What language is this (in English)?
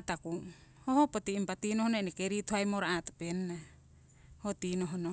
Siwai